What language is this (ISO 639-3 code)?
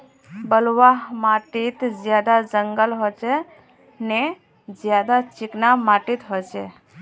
mag